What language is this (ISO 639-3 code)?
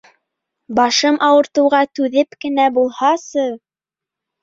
bak